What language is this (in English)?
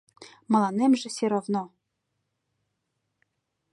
Mari